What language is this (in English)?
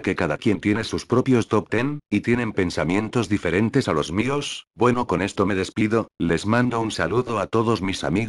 Spanish